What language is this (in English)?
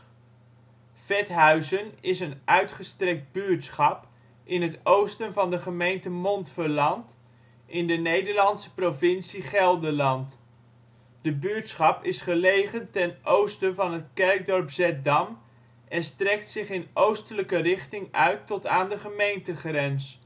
Dutch